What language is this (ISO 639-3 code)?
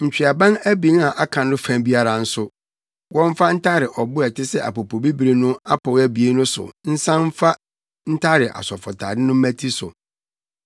aka